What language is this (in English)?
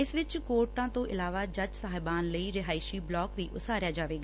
Punjabi